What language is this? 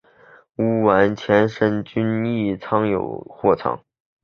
Chinese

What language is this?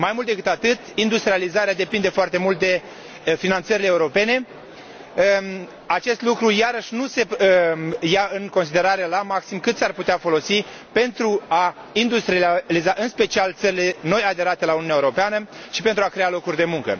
Romanian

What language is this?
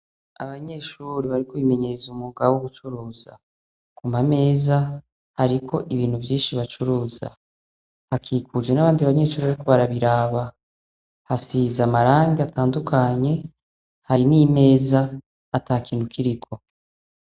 Rundi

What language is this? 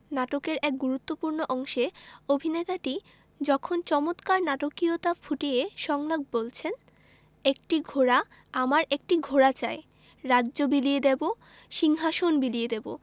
Bangla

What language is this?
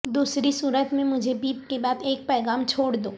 Urdu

